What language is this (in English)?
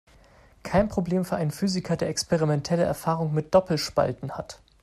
German